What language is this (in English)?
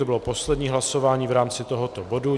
Czech